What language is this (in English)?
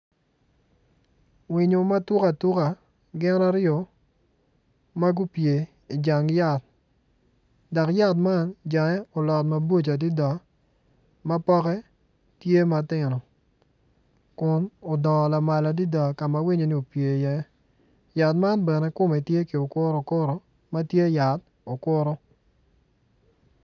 Acoli